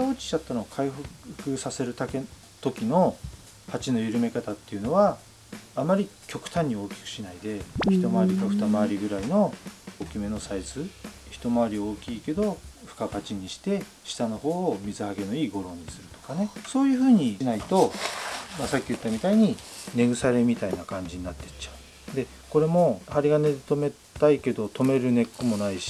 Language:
Japanese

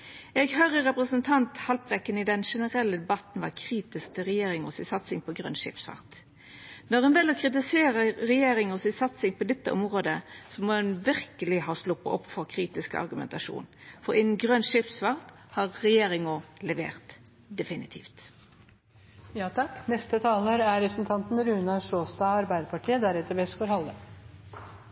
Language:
Norwegian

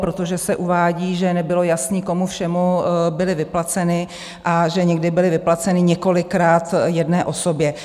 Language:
Czech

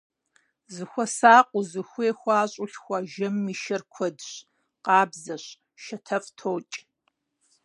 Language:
Kabardian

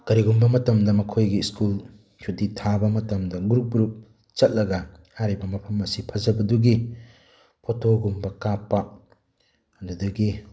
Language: Manipuri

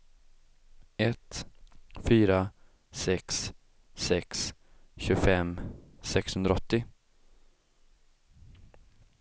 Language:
Swedish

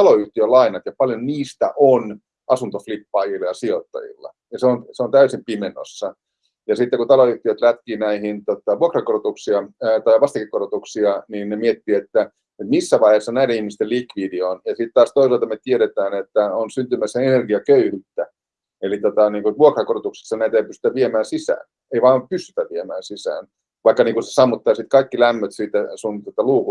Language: Finnish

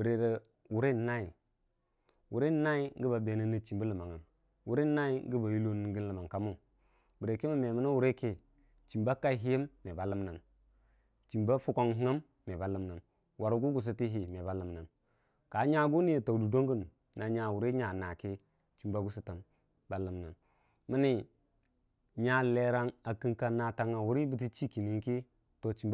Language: Dijim-Bwilim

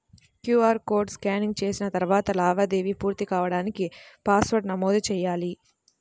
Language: Telugu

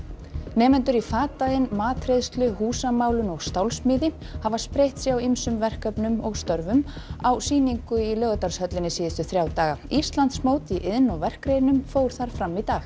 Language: Icelandic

